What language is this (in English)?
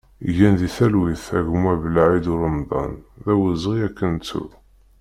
Kabyle